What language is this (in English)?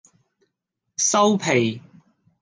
Cantonese